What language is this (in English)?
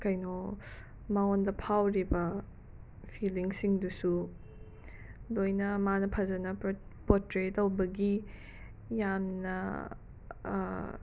Manipuri